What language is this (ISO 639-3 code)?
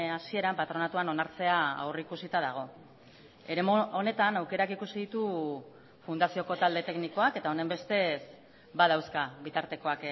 eus